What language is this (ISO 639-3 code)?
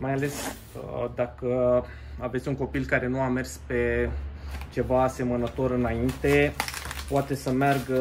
ron